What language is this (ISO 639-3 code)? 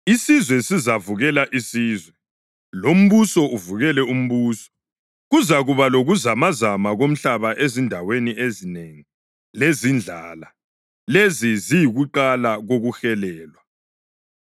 nde